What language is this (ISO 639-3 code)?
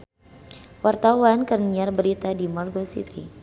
sun